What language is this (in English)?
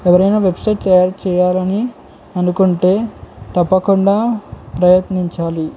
Telugu